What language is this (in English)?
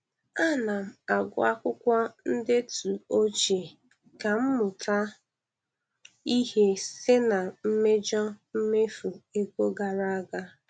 Igbo